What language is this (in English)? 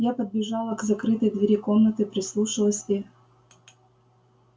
Russian